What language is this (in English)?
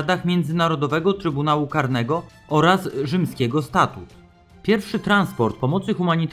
Polish